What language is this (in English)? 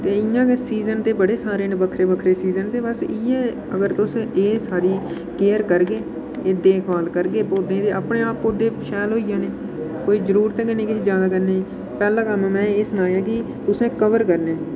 Dogri